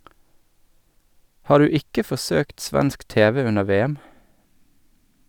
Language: Norwegian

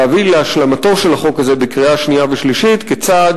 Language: Hebrew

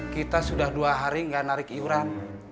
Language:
Indonesian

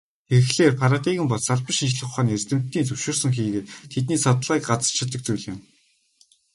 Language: Mongolian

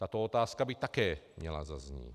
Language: Czech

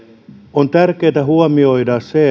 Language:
Finnish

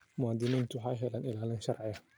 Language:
Somali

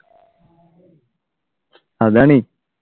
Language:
Malayalam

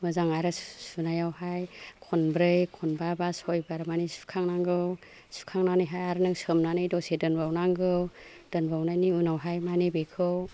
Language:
Bodo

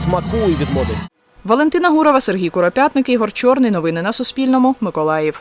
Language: Ukrainian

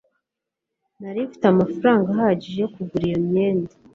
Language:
Kinyarwanda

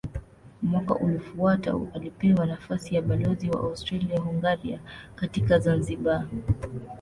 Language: Swahili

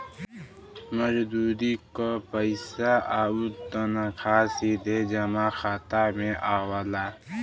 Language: Bhojpuri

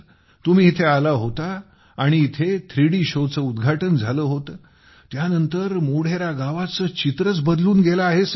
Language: Marathi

